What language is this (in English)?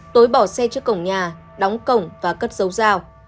Vietnamese